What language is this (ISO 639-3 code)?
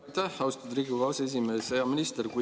est